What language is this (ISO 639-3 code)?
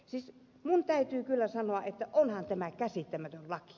fin